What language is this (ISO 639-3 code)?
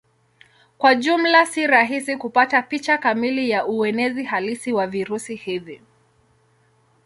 swa